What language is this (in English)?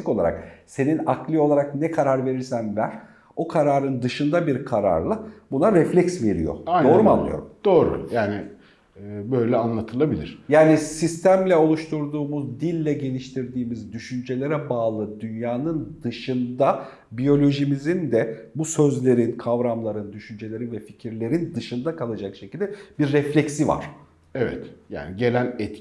Turkish